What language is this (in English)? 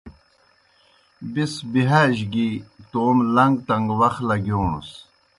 Kohistani Shina